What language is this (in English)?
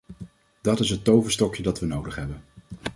Dutch